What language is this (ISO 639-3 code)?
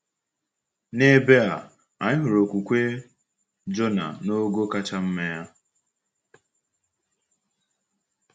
ibo